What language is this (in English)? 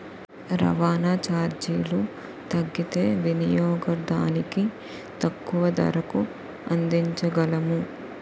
Telugu